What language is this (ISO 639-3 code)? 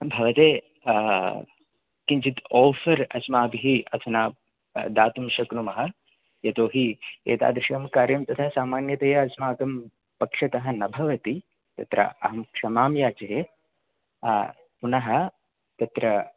san